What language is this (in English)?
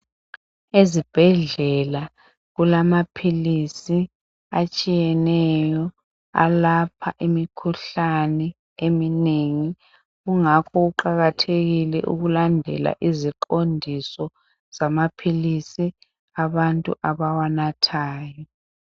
North Ndebele